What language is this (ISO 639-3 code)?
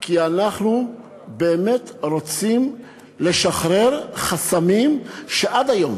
heb